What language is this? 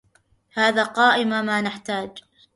Arabic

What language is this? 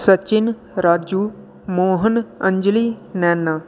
Dogri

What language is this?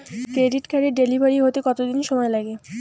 Bangla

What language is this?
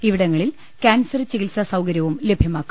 Malayalam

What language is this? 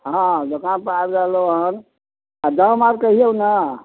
Maithili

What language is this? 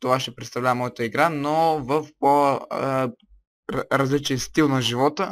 Bulgarian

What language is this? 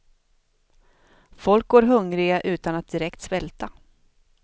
Swedish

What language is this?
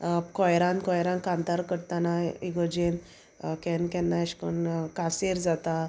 Konkani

